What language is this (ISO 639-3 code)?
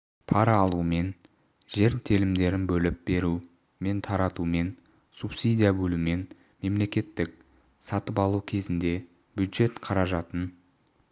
kaz